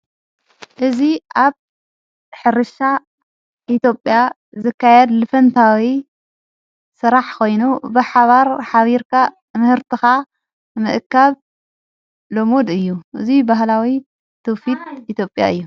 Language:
Tigrinya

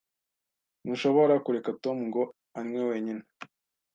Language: Kinyarwanda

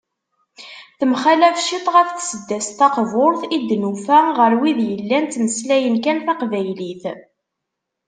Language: Kabyle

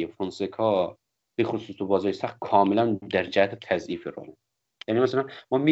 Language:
Persian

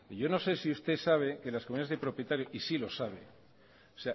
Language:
Spanish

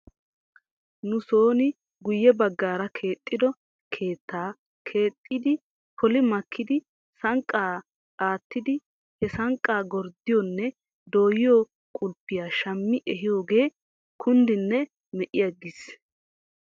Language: Wolaytta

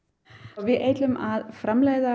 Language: Icelandic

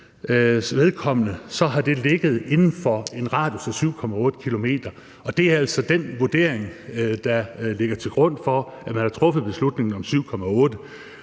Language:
Danish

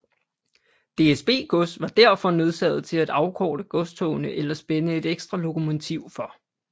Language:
Danish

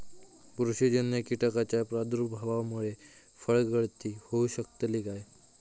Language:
Marathi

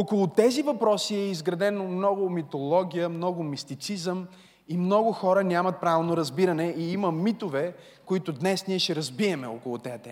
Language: Bulgarian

